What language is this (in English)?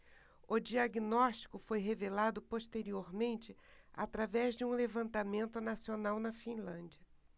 Portuguese